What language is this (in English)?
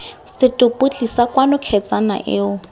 Tswana